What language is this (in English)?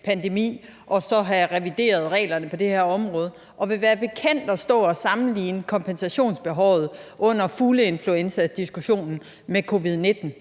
Danish